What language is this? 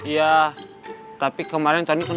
Indonesian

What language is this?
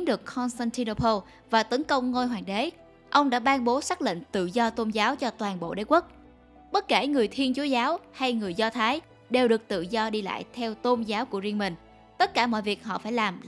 Vietnamese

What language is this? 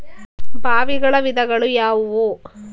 Kannada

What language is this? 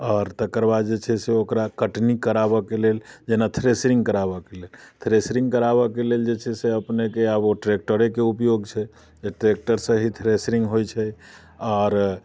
Maithili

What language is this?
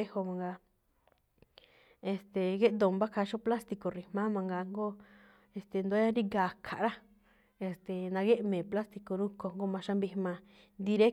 Malinaltepec Me'phaa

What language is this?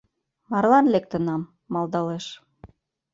Mari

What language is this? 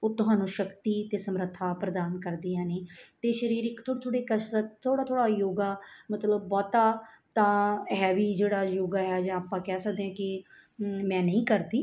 Punjabi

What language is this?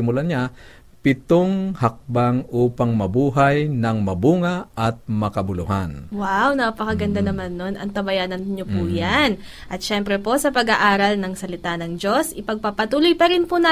Filipino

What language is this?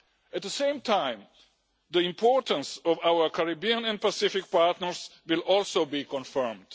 English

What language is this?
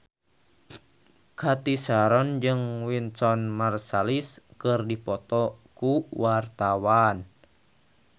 Sundanese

